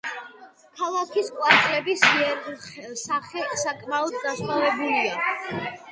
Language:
Georgian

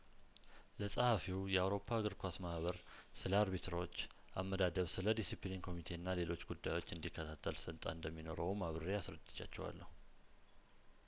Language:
Amharic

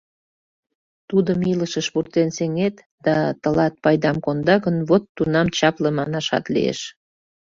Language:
Mari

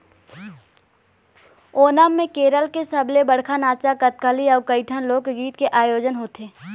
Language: Chhattisgarhi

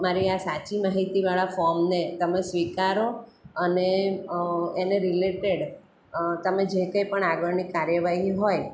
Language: Gujarati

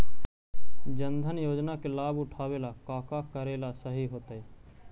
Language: Magahi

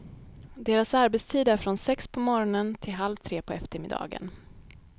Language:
Swedish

